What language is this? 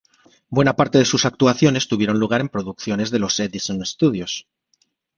Spanish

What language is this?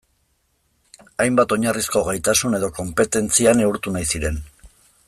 Basque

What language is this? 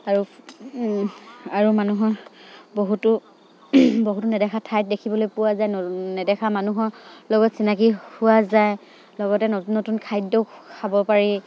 Assamese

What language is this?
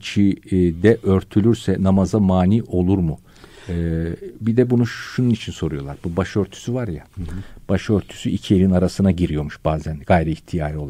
Turkish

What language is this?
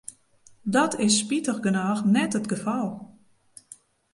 Western Frisian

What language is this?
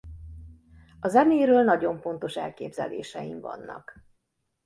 Hungarian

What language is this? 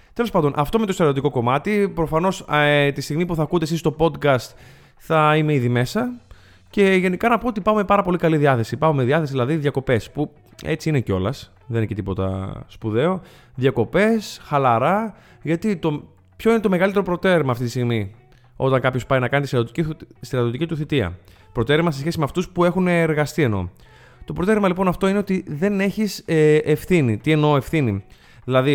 Greek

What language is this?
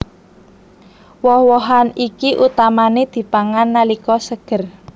Javanese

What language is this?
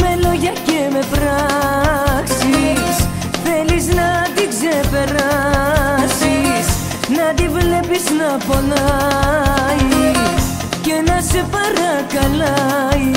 Greek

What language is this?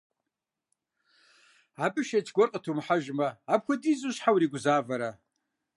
Kabardian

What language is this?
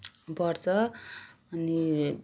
Nepali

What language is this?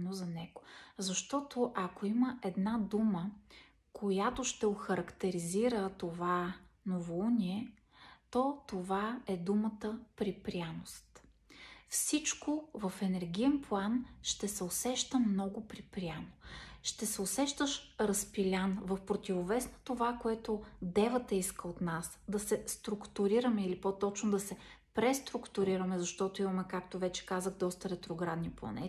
Bulgarian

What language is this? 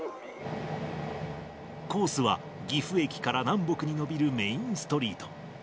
Japanese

